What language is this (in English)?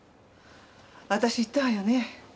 Japanese